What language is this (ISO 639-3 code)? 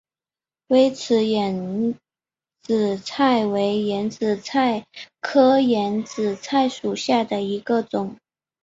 zho